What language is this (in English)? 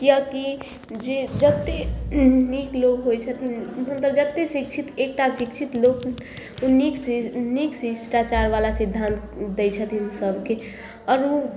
Maithili